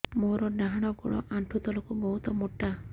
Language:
Odia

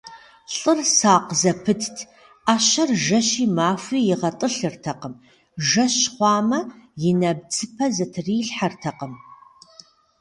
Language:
Kabardian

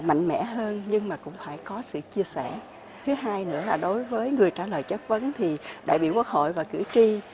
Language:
Vietnamese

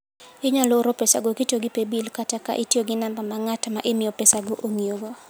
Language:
Luo (Kenya and Tanzania)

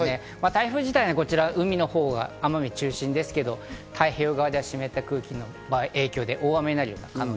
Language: Japanese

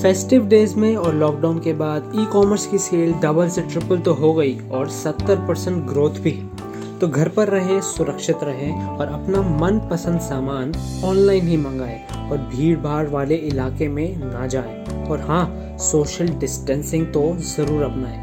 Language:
Hindi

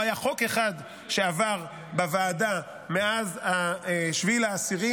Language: Hebrew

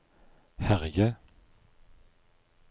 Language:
Norwegian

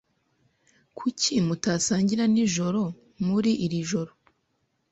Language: Kinyarwanda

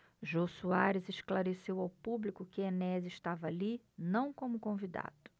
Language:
Portuguese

